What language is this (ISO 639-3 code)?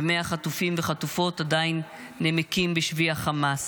heb